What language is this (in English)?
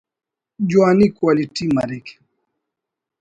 Brahui